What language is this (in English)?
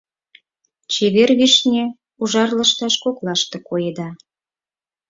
Mari